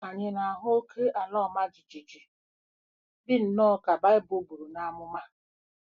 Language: Igbo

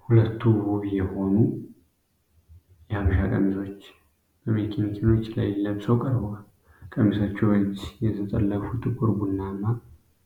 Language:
Amharic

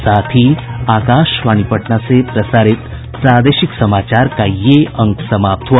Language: Hindi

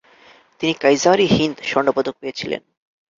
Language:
Bangla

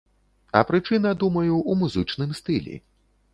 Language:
Belarusian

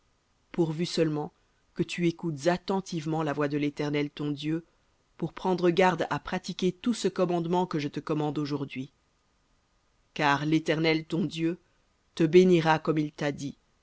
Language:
French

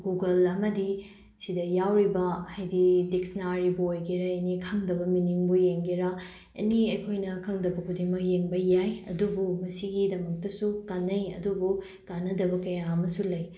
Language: Manipuri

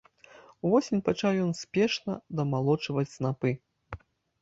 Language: Belarusian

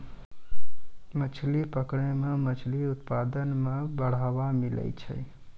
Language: Maithili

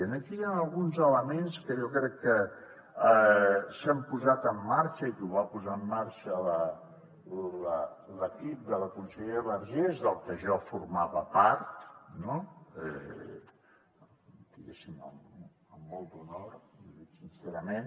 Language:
Catalan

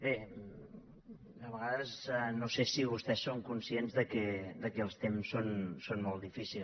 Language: Catalan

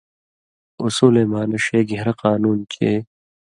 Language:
Indus Kohistani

